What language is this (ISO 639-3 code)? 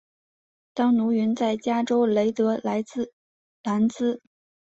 zho